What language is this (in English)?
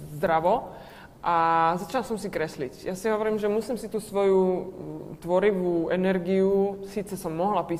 Slovak